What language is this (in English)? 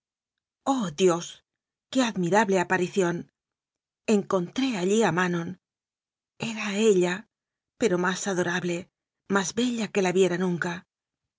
Spanish